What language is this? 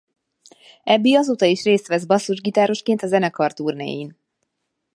Hungarian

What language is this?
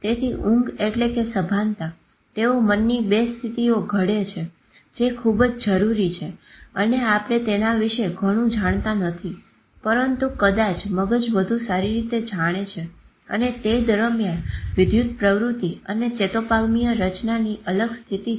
Gujarati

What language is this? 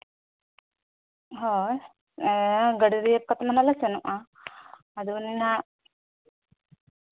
Santali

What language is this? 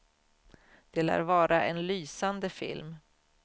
Swedish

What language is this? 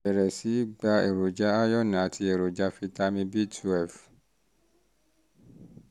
Yoruba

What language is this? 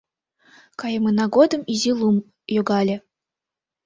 Mari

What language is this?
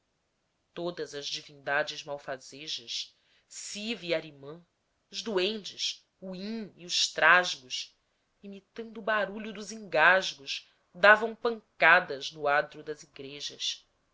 Portuguese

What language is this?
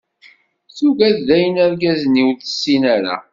Kabyle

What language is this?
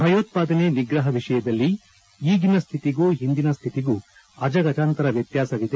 Kannada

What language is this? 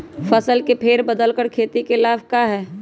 Magahi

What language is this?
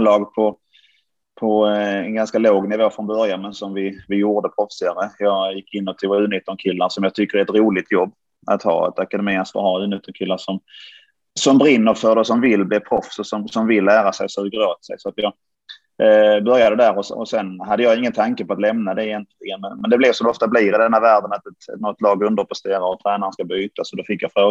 Swedish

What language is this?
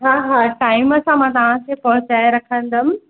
Sindhi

